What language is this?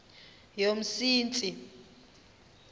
Xhosa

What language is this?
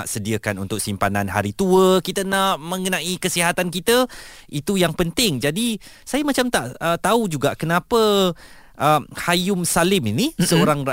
Malay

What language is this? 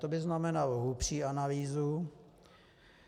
Czech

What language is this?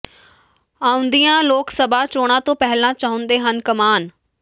Punjabi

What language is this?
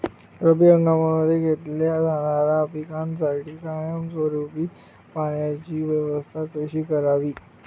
Marathi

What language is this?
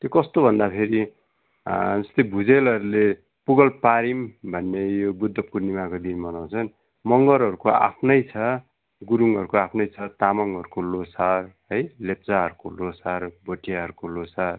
Nepali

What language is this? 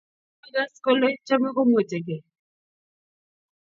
Kalenjin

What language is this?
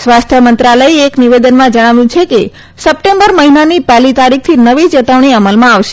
Gujarati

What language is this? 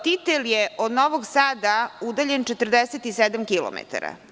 Serbian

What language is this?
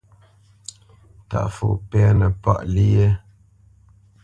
Bamenyam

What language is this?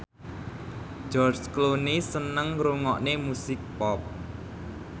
Javanese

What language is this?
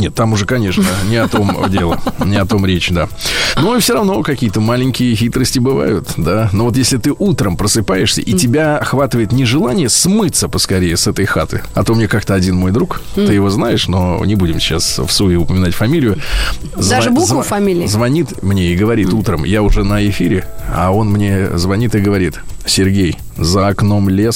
Russian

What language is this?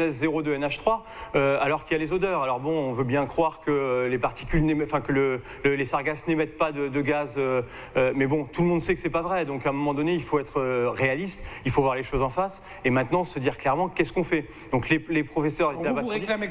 French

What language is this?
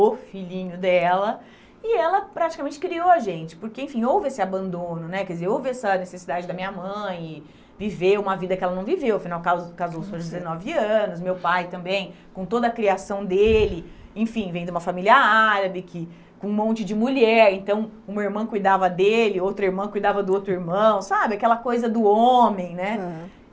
Portuguese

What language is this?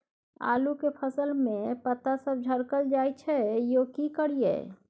Maithili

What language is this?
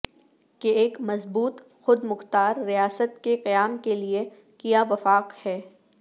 Urdu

